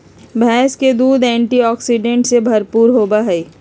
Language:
Magahi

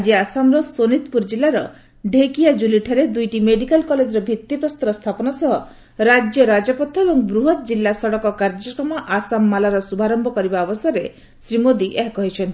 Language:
Odia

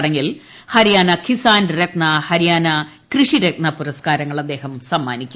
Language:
Malayalam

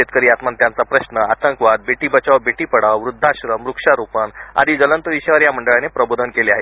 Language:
Marathi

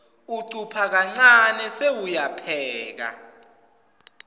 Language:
Swati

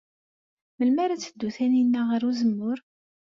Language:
Kabyle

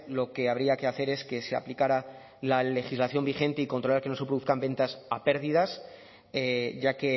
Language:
Spanish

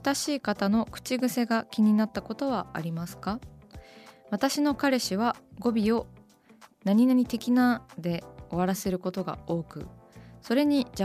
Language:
Japanese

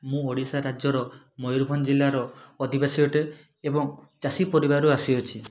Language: Odia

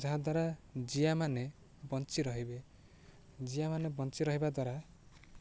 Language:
Odia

